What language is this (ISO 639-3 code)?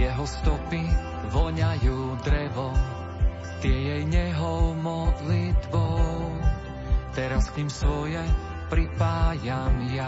slk